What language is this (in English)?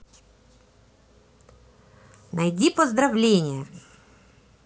Russian